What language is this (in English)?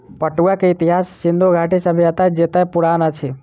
Maithili